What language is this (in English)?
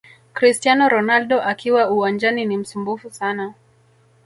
Swahili